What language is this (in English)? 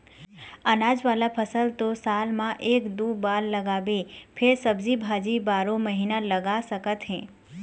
Chhattisgarhi